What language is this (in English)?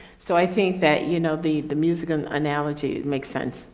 English